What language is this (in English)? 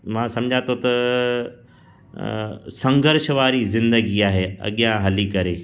Sindhi